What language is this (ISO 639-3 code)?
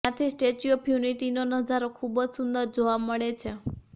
guj